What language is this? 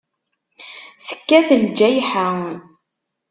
Kabyle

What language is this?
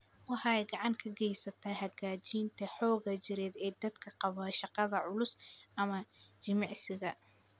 Somali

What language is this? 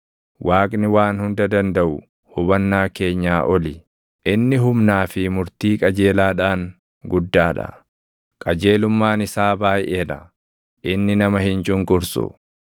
Oromo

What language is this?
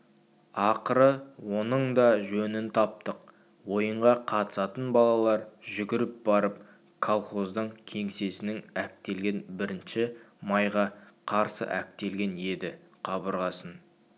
Kazakh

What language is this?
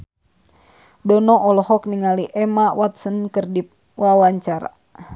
Sundanese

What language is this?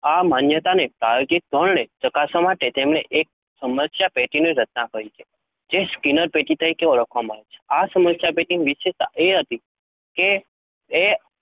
Gujarati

